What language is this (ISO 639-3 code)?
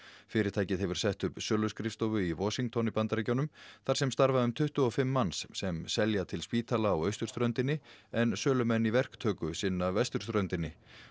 isl